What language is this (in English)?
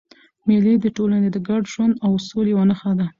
Pashto